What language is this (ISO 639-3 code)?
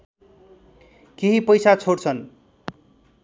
nep